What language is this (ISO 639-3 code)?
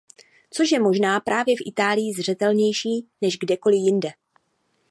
ces